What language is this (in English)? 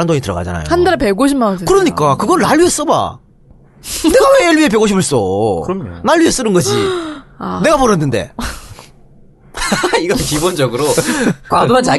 Korean